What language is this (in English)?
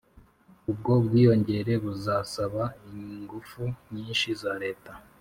Kinyarwanda